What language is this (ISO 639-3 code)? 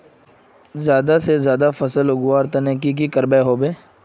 mag